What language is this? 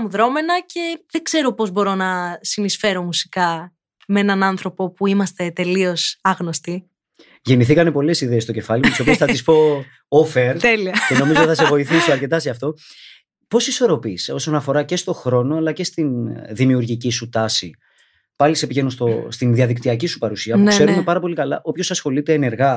Greek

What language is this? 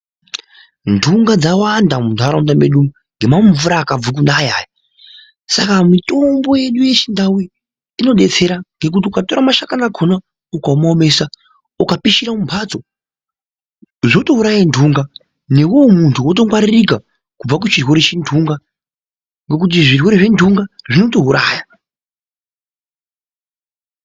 Ndau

